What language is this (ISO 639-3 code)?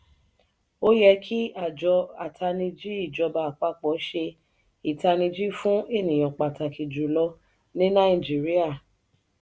yor